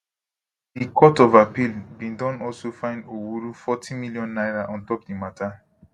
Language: Nigerian Pidgin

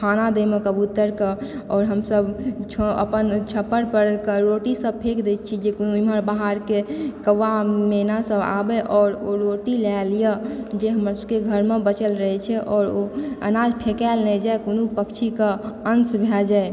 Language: Maithili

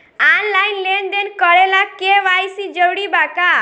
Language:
Bhojpuri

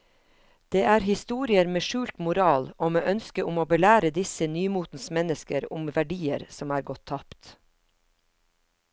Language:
Norwegian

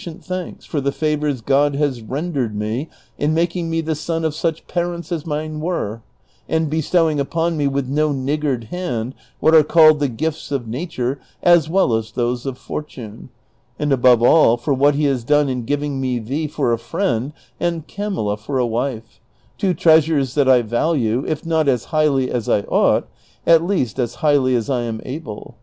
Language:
English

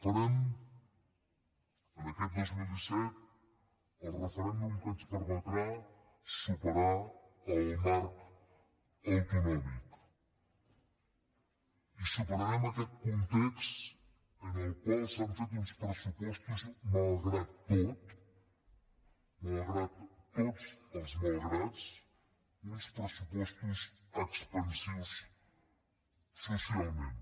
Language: Catalan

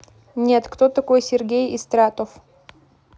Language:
Russian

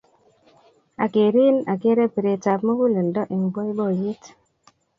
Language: Kalenjin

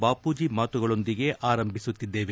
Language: Kannada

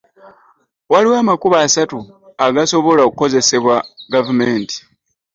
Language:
Ganda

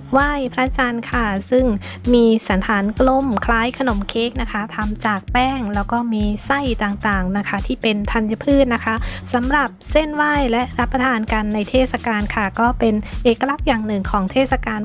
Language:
Thai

